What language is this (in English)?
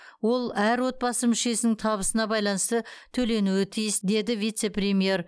Kazakh